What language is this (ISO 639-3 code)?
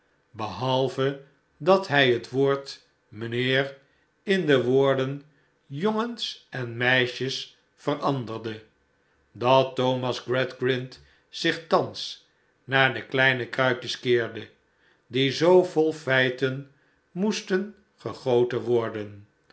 nld